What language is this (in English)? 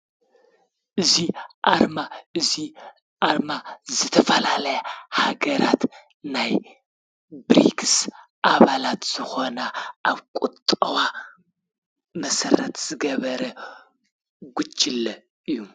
Tigrinya